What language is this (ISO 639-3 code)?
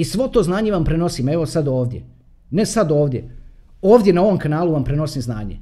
hrv